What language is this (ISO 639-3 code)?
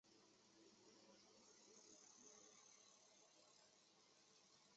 zho